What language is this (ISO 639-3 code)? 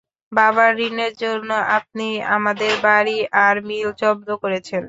ben